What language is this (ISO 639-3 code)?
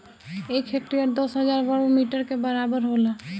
bho